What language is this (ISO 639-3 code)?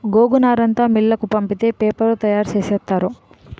tel